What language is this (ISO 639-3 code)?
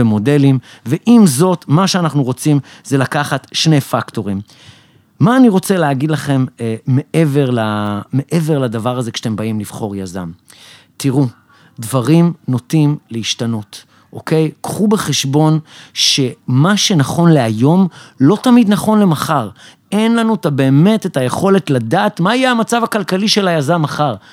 heb